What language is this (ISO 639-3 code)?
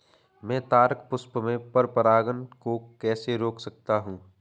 hin